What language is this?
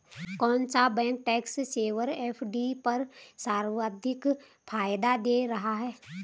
Hindi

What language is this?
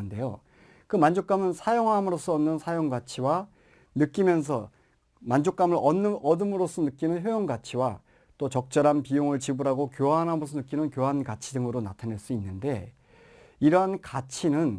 Korean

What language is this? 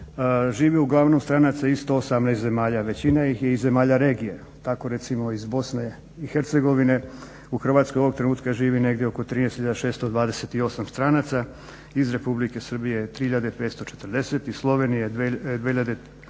Croatian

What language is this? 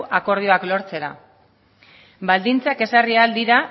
Basque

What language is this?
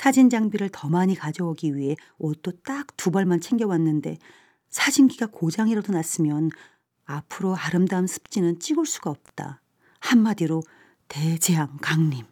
Korean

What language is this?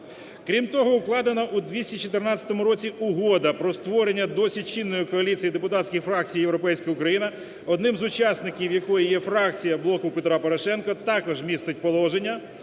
Ukrainian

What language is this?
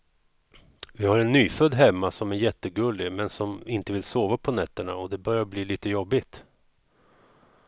Swedish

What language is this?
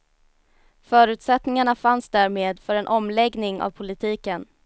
Swedish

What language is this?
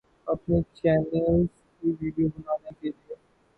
Urdu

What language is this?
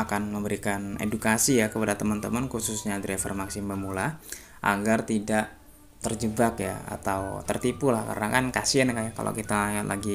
Indonesian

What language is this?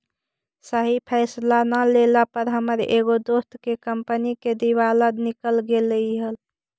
Magahi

